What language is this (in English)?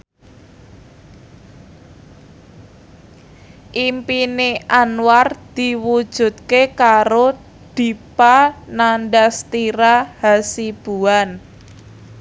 Javanese